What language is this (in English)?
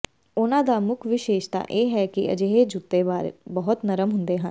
Punjabi